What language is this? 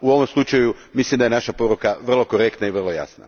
Croatian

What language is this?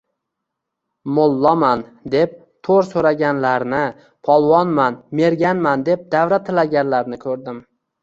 Uzbek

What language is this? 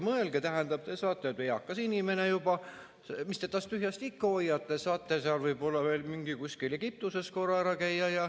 Estonian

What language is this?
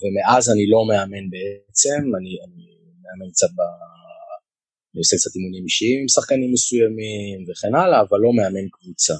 Hebrew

